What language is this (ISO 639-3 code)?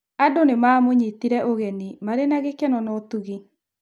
kik